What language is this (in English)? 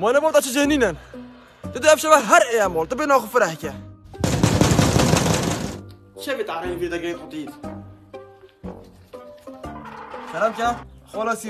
Turkish